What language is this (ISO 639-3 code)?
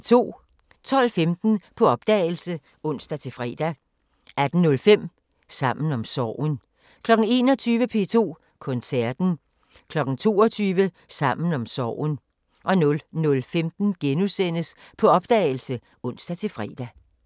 dan